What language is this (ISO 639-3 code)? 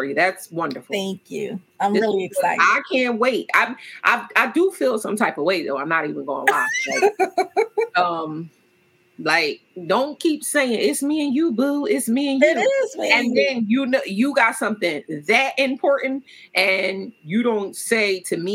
eng